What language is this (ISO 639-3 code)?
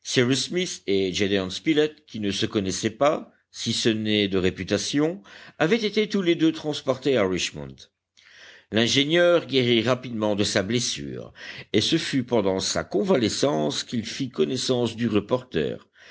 fra